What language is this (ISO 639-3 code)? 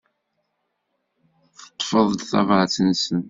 kab